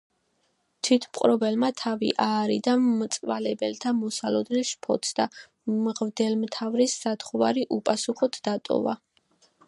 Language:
Georgian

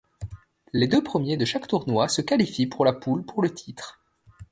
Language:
French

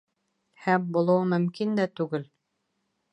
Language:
Bashkir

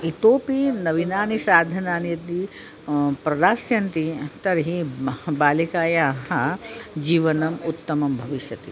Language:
Sanskrit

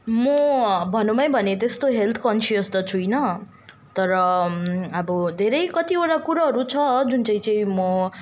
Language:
Nepali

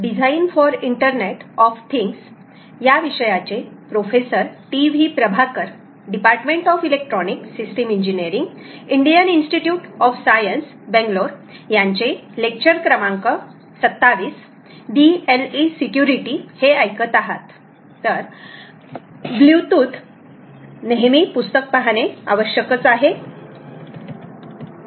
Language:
Marathi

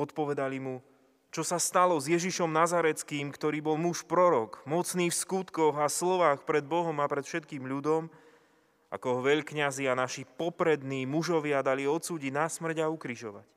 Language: Slovak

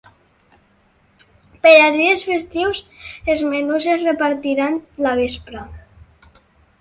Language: Catalan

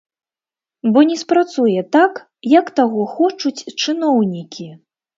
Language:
Belarusian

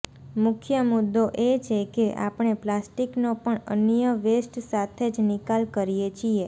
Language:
Gujarati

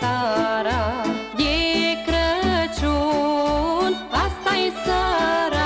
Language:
Romanian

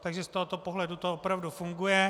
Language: Czech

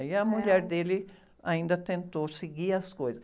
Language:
Portuguese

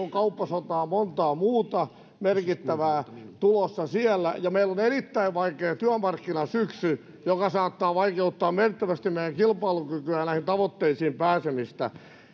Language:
Finnish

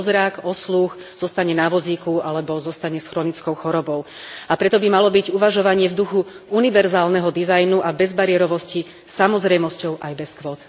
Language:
Slovak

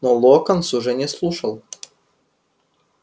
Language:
Russian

